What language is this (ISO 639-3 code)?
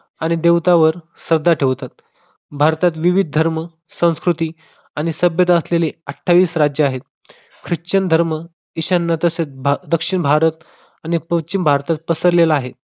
mar